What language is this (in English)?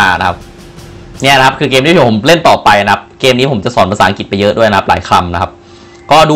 Thai